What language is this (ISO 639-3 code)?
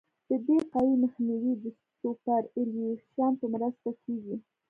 pus